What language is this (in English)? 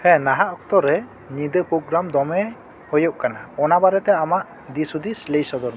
Santali